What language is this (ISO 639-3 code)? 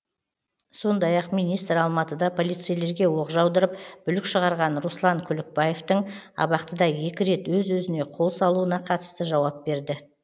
kaz